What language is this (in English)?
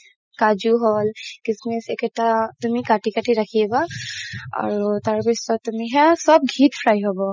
Assamese